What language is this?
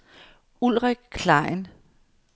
Danish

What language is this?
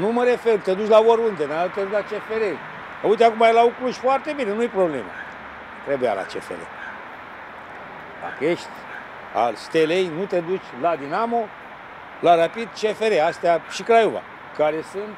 Romanian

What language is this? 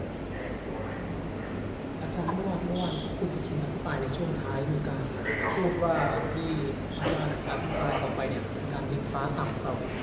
Thai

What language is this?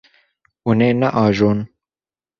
Kurdish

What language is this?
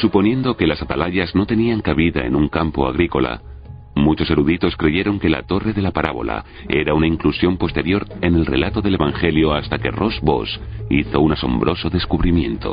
Spanish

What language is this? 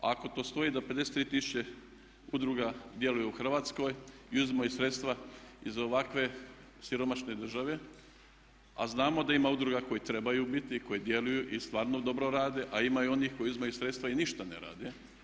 Croatian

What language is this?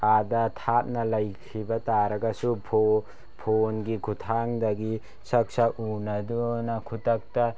Manipuri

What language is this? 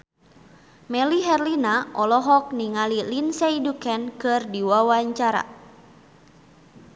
Sundanese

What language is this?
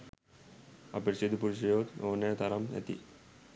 Sinhala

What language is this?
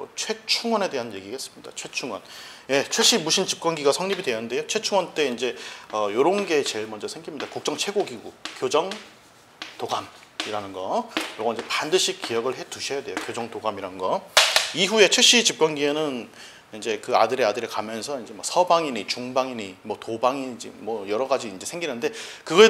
Korean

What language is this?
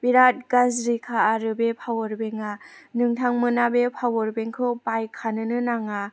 Bodo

